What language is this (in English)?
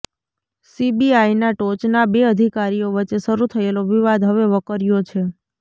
Gujarati